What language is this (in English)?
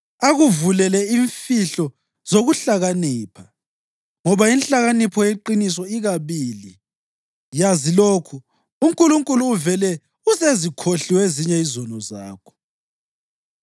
North Ndebele